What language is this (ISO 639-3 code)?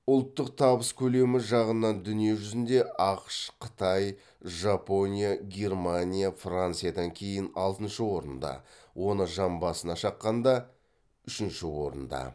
kaz